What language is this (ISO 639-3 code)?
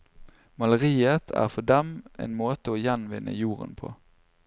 nor